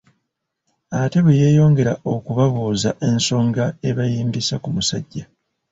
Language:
Ganda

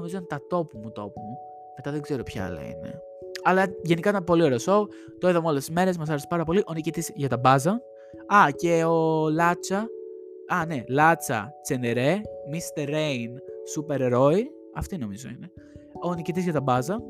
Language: Greek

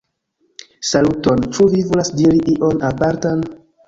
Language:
Esperanto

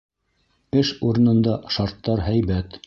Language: Bashkir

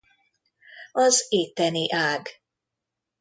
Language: Hungarian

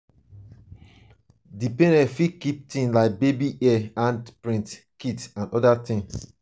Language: Nigerian Pidgin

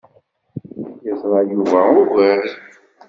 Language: Kabyle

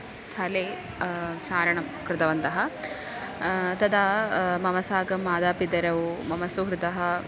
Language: Sanskrit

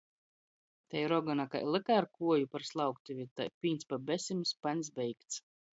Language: Latgalian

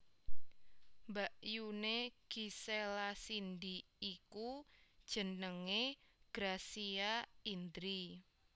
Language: Javanese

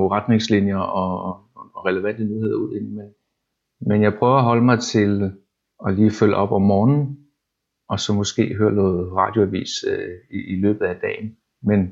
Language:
Danish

